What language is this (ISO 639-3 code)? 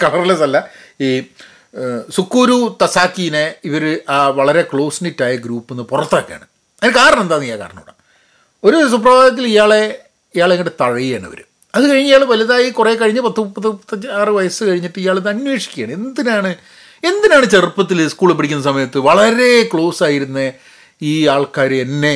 mal